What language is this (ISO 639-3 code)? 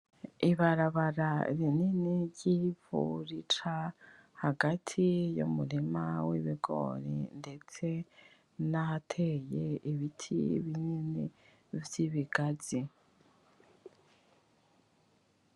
run